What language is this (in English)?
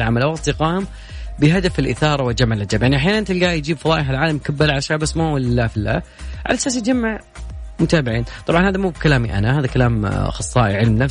Arabic